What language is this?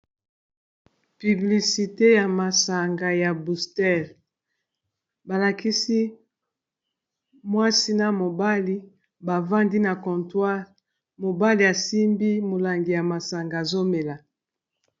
Lingala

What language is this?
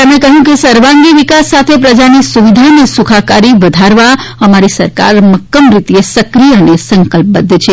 Gujarati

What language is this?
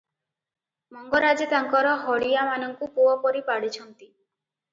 Odia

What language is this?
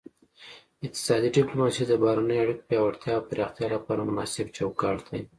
Pashto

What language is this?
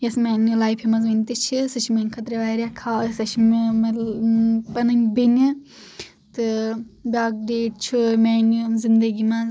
Kashmiri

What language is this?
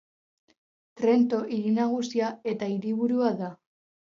Basque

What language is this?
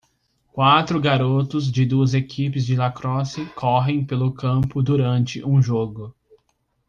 Portuguese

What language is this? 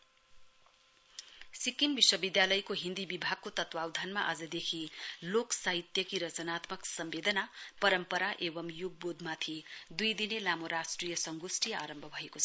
Nepali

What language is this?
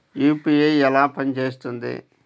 Telugu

